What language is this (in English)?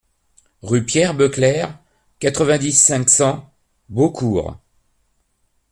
French